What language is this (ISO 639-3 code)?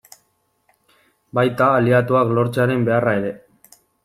eus